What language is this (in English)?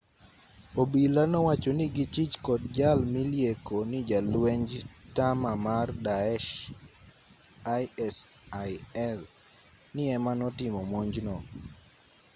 Luo (Kenya and Tanzania)